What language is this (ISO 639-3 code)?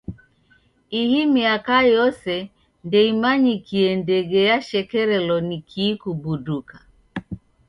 dav